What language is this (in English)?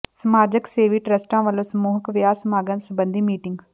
Punjabi